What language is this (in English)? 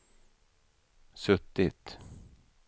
Swedish